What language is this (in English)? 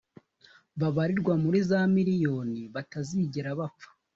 Kinyarwanda